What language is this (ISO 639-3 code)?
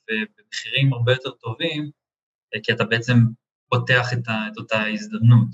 heb